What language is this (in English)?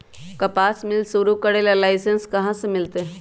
Magahi